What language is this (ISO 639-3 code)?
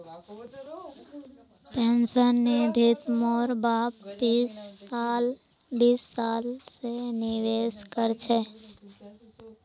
mag